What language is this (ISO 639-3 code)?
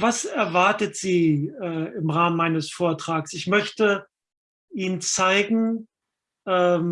deu